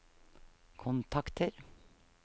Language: Norwegian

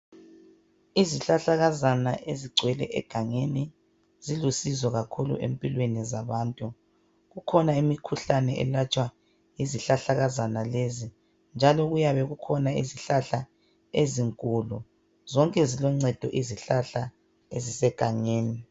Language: North Ndebele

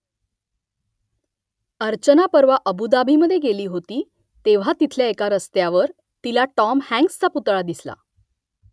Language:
Marathi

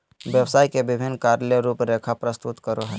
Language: Magahi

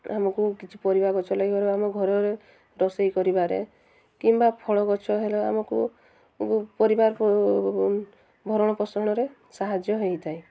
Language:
Odia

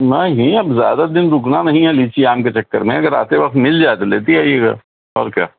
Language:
Urdu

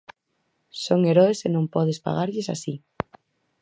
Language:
Galician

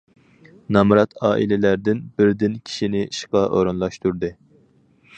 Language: Uyghur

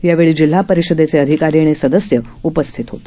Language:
Marathi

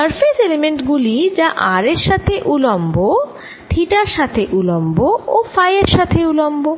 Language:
Bangla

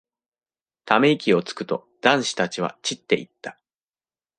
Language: Japanese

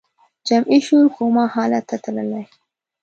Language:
Pashto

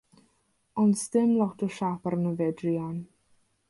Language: Welsh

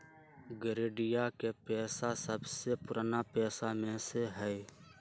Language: Magahi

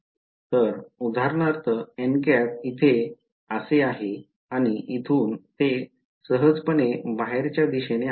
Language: Marathi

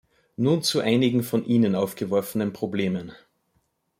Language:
German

